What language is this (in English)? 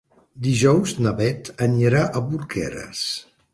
Catalan